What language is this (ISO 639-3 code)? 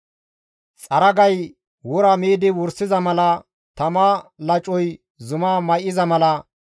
gmv